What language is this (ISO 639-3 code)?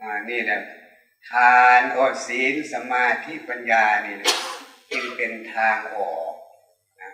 tha